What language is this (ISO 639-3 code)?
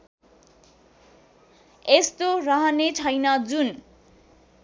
nep